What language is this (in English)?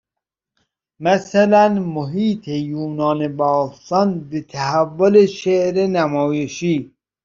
Persian